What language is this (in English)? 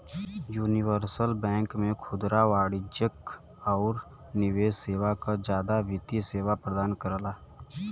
Bhojpuri